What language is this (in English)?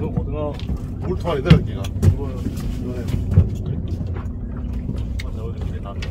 Korean